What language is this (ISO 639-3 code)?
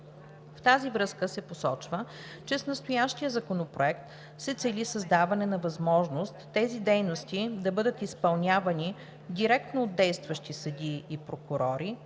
bul